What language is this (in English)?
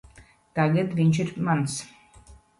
Latvian